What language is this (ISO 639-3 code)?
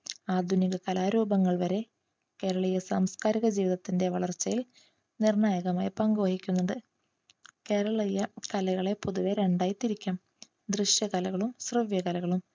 mal